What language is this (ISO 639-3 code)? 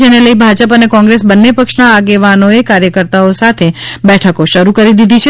guj